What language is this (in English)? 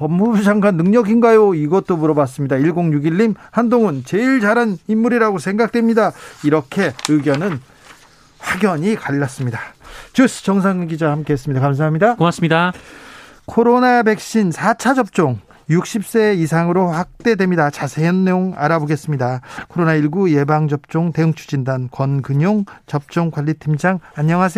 Korean